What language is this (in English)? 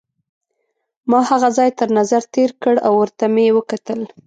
Pashto